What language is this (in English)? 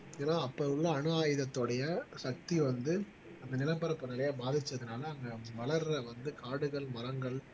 Tamil